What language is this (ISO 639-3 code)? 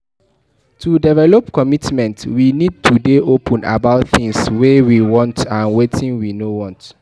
pcm